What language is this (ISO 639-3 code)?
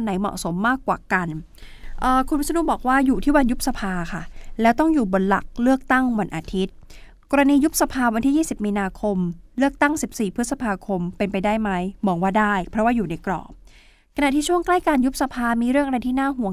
tha